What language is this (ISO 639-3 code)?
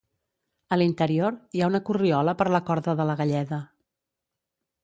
cat